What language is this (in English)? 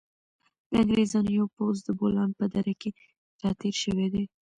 Pashto